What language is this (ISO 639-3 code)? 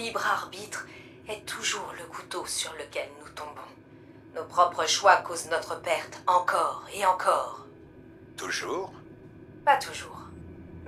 fra